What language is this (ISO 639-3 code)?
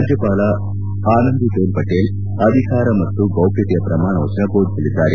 kan